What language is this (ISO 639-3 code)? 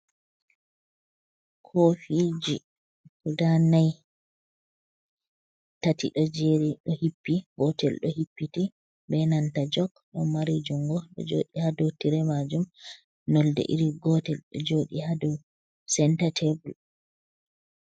ful